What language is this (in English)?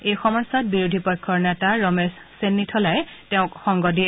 Assamese